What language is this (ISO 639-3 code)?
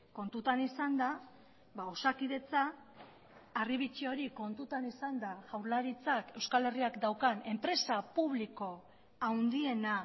eus